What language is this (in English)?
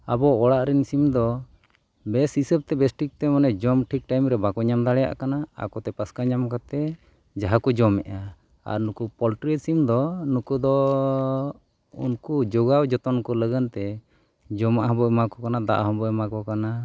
Santali